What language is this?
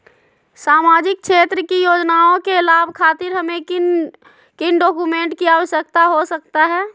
Magahi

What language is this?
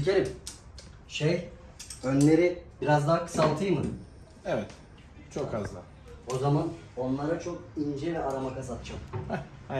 Turkish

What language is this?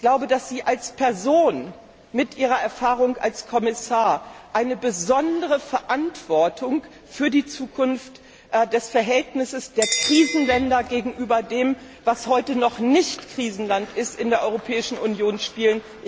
German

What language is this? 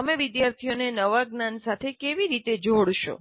Gujarati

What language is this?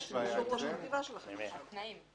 Hebrew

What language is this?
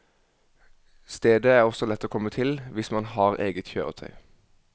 Norwegian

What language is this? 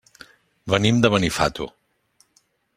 Catalan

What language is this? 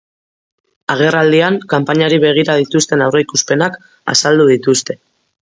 Basque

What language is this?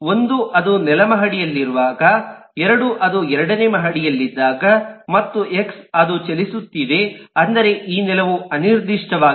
Kannada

